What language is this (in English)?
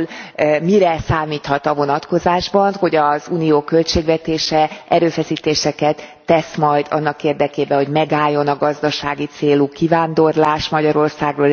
Hungarian